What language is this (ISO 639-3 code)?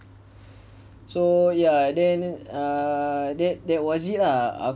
eng